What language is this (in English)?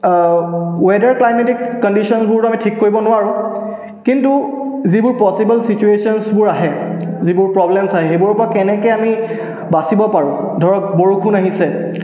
Assamese